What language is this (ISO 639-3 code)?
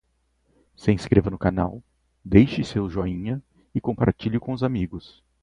por